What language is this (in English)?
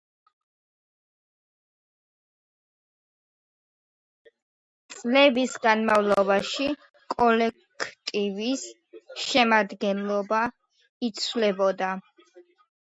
Georgian